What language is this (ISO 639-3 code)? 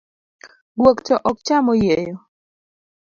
luo